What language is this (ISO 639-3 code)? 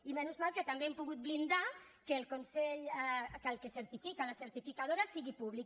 cat